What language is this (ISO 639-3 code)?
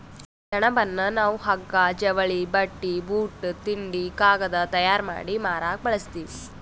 kan